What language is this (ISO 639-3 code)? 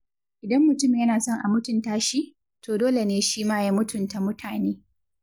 hau